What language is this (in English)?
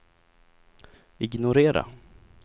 Swedish